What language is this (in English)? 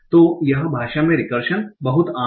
Hindi